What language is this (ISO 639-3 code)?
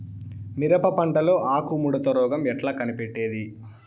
tel